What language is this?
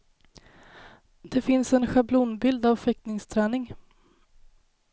Swedish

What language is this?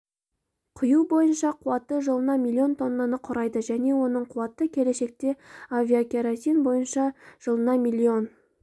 Kazakh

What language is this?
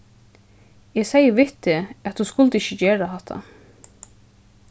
Faroese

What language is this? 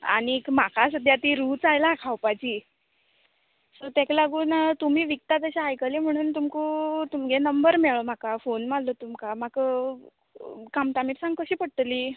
Konkani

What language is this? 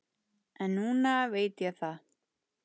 Icelandic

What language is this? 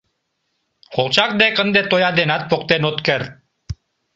Mari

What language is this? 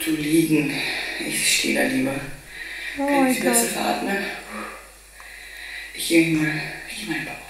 German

